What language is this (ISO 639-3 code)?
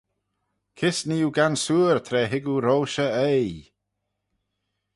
glv